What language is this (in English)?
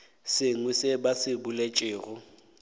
Northern Sotho